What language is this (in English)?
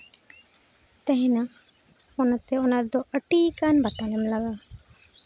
Santali